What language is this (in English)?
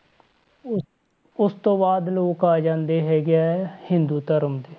Punjabi